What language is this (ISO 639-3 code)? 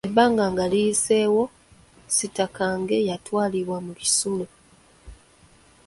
lug